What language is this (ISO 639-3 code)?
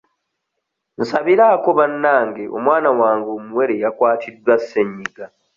lug